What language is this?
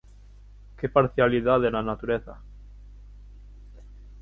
Galician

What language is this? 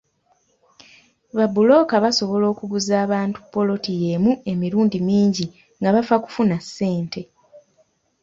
Ganda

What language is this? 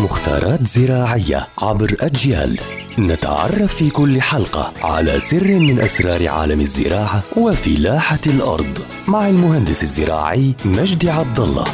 Arabic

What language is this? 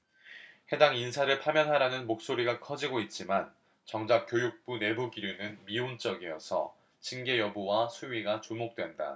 Korean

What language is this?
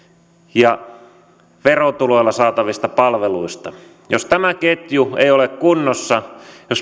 Finnish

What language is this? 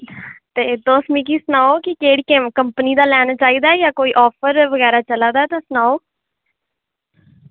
Dogri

